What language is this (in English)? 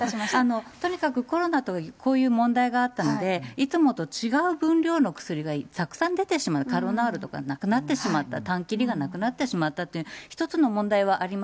Japanese